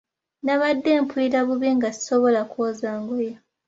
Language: Ganda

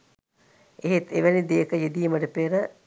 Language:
Sinhala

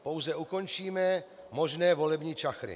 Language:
Czech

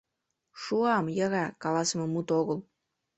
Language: Mari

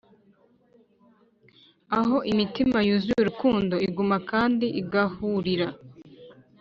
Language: Kinyarwanda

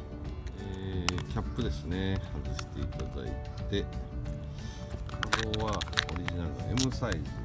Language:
Japanese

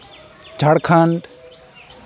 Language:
Santali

